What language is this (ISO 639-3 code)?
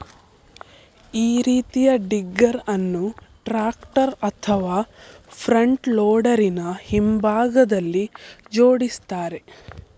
kan